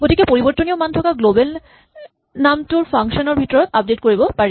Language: Assamese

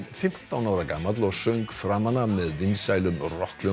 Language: Icelandic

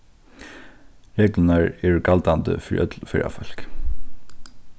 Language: Faroese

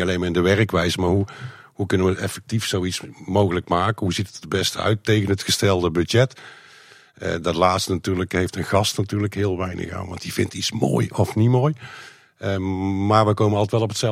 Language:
Dutch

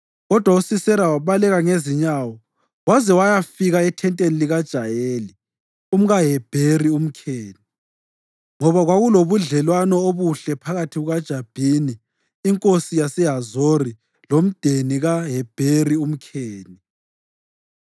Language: North Ndebele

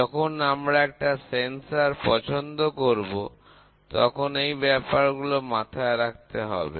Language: Bangla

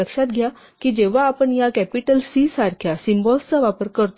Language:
Marathi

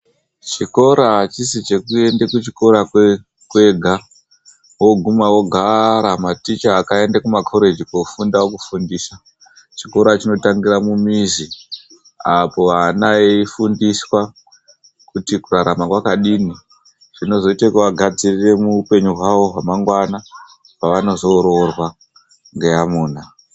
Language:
Ndau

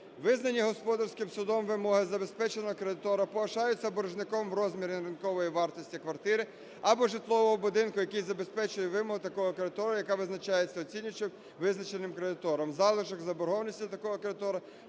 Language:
Ukrainian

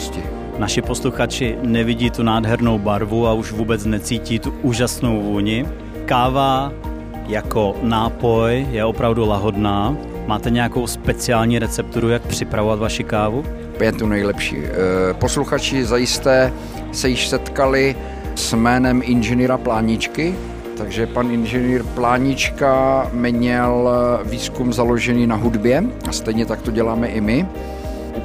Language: Czech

